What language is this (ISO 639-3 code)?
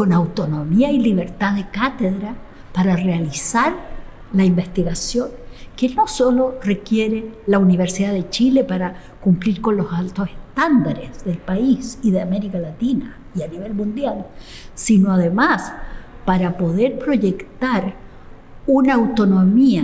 spa